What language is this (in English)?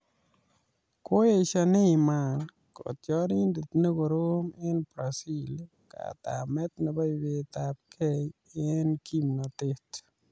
Kalenjin